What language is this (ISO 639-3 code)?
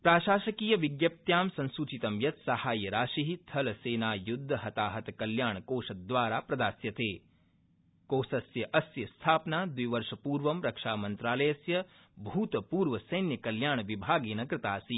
san